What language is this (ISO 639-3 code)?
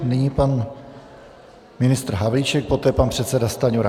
ces